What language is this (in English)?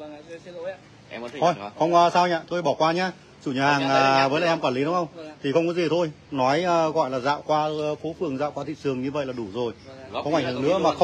Vietnamese